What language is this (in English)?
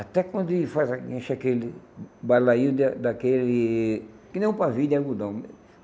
Portuguese